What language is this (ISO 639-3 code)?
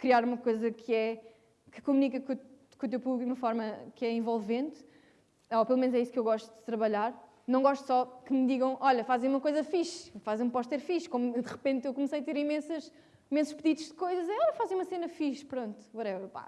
por